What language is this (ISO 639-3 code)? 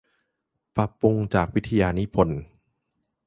tha